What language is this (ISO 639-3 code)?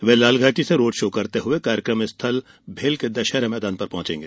hin